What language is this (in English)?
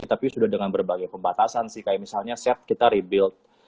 Indonesian